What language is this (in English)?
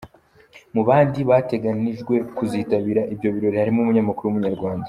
Kinyarwanda